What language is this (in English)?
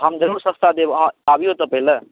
Maithili